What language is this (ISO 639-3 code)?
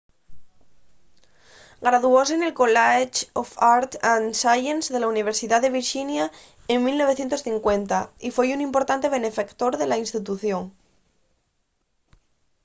ast